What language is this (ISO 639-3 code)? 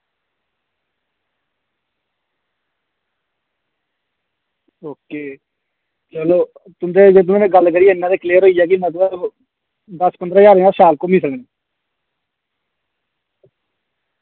doi